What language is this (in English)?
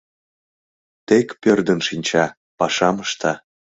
Mari